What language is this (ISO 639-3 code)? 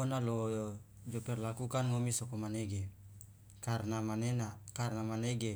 loa